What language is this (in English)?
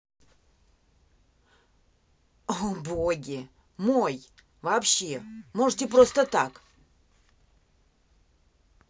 Russian